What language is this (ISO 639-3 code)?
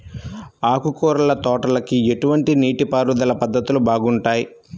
tel